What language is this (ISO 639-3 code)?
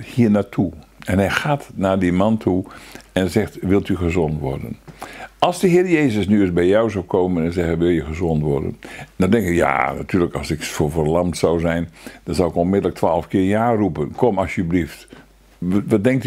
nld